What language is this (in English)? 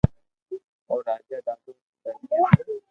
Loarki